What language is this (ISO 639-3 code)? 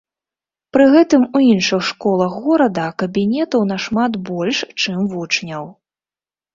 bel